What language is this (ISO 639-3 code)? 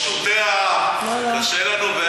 heb